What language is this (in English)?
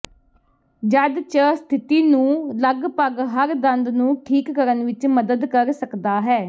Punjabi